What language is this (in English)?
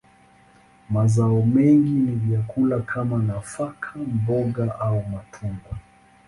Swahili